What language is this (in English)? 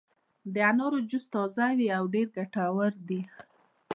Pashto